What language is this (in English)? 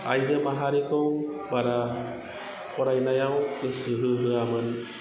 Bodo